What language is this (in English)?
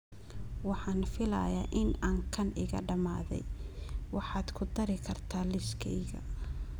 Somali